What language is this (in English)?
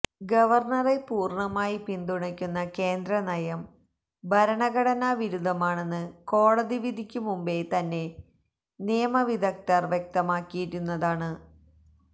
Malayalam